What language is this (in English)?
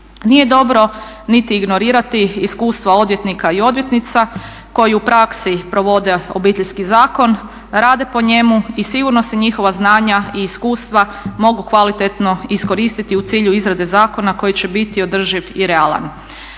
Croatian